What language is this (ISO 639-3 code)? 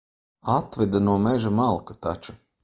lav